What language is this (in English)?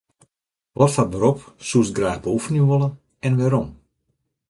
Western Frisian